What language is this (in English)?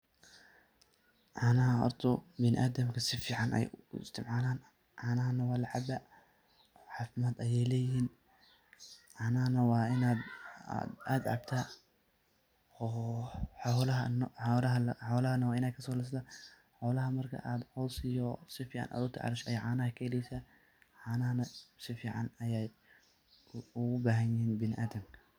Somali